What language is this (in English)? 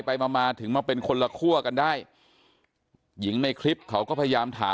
Thai